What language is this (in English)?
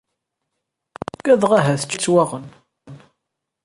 Kabyle